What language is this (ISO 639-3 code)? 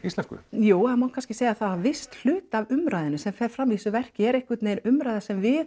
isl